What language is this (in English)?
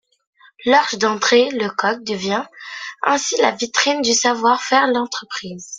French